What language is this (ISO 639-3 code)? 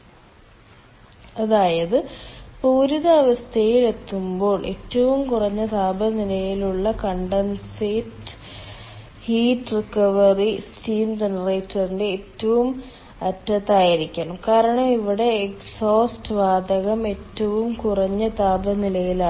mal